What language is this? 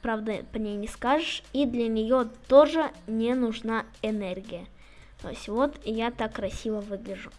Russian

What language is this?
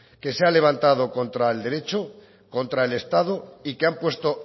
Spanish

